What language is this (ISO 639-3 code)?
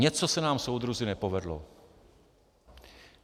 ces